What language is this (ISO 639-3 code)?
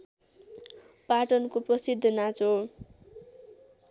nep